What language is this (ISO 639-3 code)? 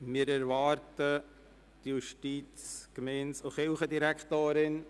gsw